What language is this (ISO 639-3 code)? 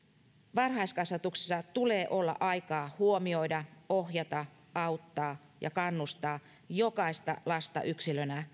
fin